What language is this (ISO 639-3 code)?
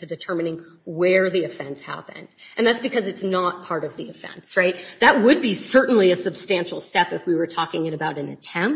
eng